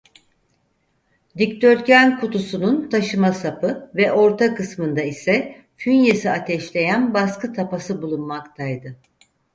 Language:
Turkish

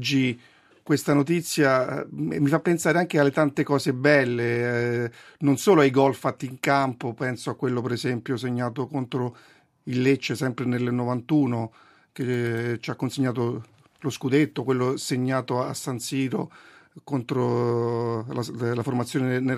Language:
Italian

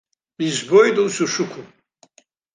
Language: Abkhazian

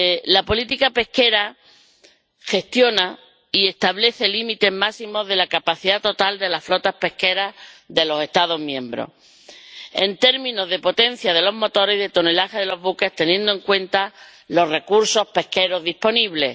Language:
Spanish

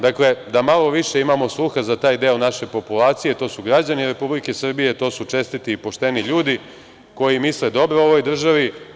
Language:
Serbian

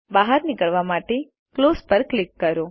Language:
Gujarati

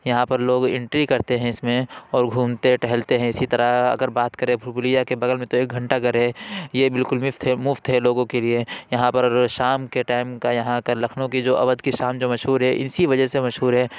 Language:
Urdu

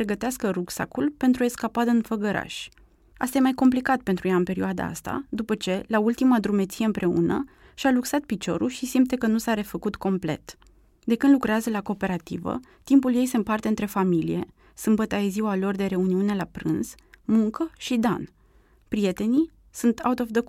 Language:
Romanian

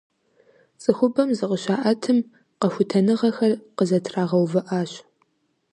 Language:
Kabardian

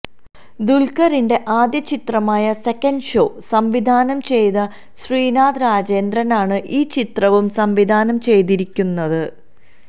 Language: Malayalam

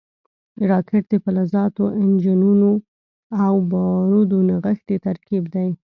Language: Pashto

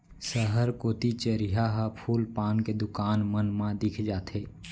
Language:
Chhattisgarhi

